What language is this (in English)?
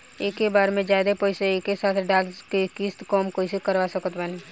Bhojpuri